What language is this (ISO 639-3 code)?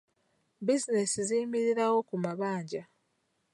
lug